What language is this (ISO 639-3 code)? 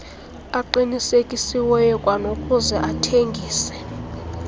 xho